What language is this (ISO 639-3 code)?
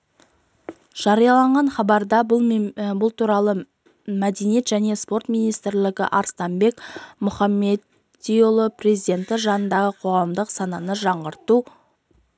kaz